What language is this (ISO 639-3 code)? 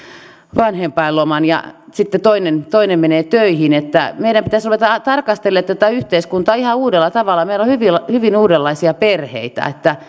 fin